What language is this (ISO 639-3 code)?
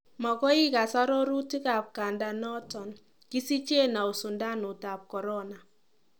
kln